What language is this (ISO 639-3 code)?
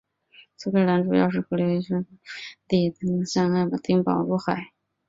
zho